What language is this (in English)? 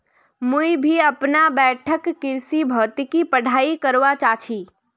Magahi